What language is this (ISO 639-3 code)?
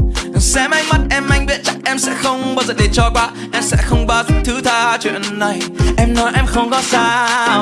vie